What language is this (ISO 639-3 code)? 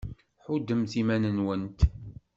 kab